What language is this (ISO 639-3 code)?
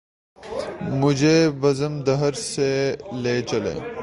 urd